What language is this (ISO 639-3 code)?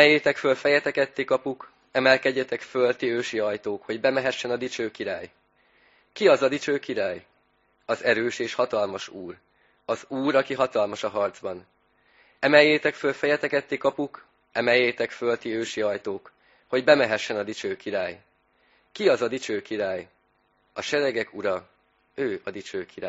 hun